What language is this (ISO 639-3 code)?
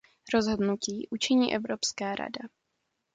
ces